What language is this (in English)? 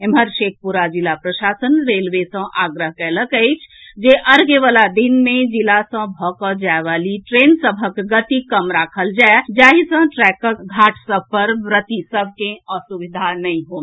Maithili